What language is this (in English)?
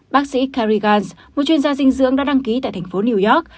Vietnamese